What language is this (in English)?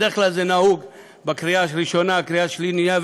Hebrew